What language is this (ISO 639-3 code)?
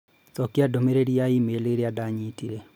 kik